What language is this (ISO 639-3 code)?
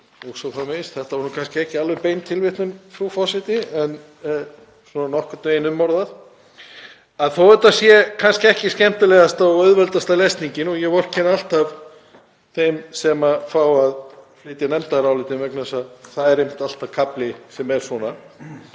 isl